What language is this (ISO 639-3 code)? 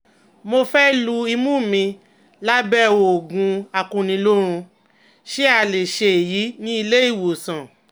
yor